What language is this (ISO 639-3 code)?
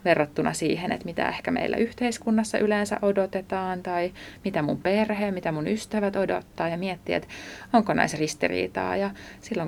fin